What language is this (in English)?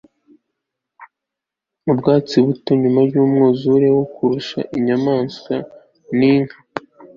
Kinyarwanda